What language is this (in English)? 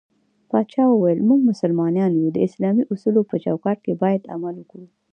Pashto